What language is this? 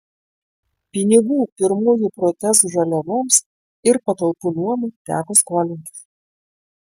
Lithuanian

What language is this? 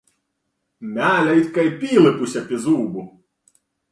Latgalian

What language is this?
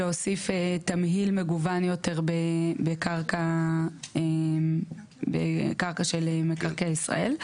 Hebrew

